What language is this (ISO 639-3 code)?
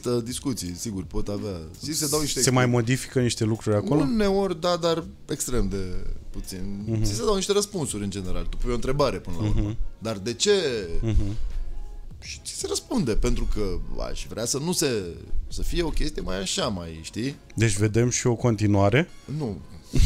ron